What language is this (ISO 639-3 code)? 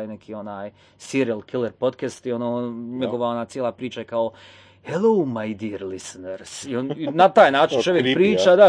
hrv